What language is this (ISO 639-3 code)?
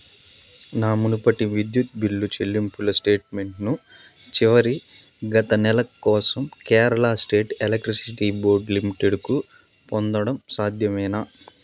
tel